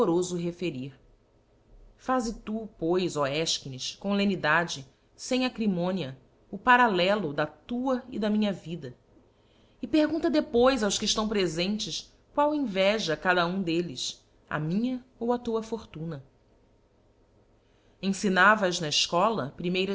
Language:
Portuguese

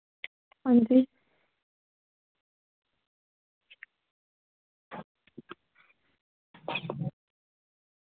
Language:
Dogri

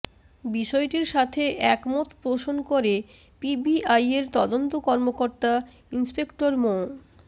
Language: Bangla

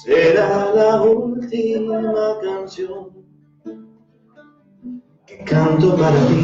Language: Spanish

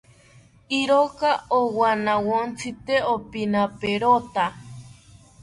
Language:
South Ucayali Ashéninka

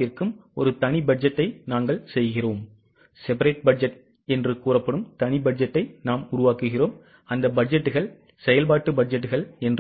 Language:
Tamil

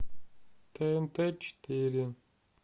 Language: Russian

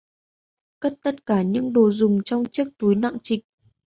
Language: Vietnamese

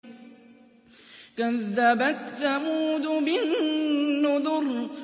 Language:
Arabic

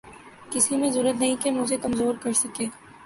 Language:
Urdu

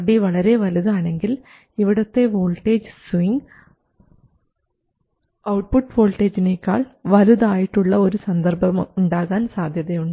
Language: Malayalam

